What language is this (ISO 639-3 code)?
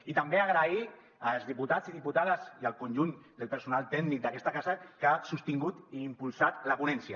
cat